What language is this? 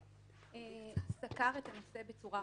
Hebrew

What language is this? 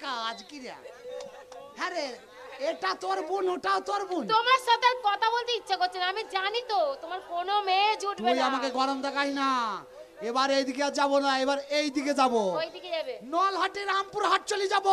Bangla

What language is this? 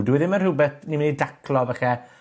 Welsh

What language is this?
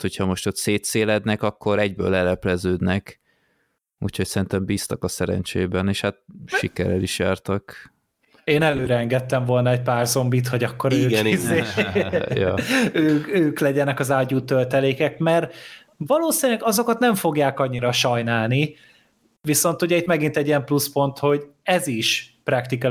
Hungarian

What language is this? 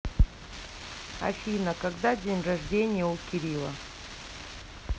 Russian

